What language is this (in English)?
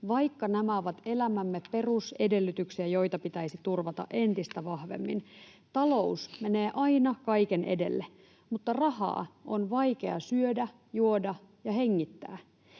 Finnish